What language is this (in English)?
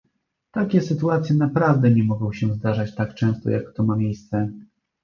Polish